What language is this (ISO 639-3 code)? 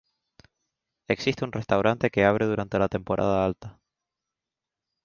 spa